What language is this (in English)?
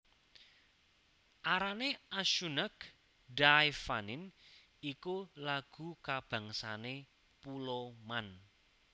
Javanese